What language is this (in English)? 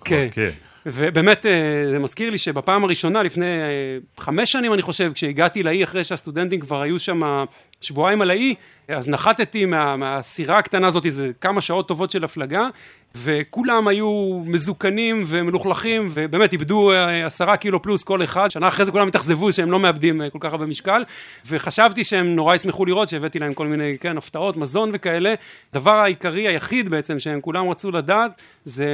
Hebrew